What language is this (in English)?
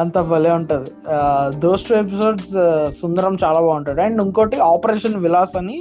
Telugu